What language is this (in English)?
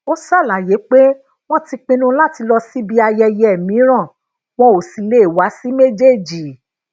Yoruba